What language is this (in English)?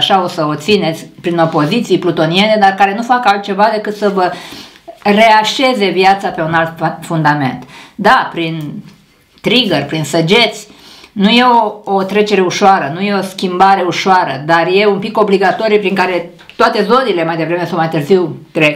Romanian